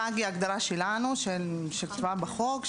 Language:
Hebrew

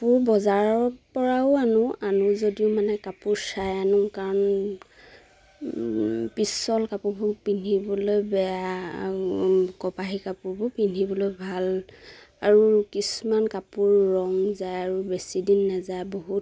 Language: Assamese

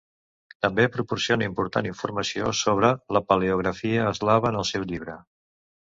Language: Catalan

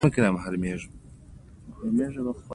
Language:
Pashto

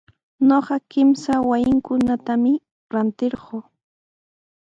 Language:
Sihuas Ancash Quechua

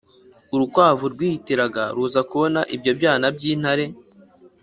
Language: Kinyarwanda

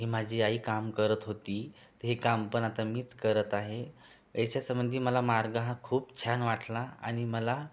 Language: Marathi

